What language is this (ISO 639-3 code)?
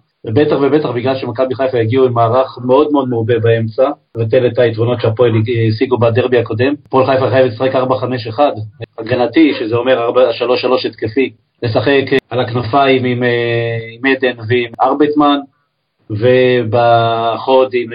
heb